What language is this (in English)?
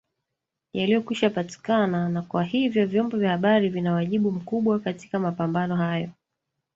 Swahili